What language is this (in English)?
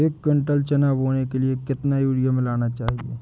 Hindi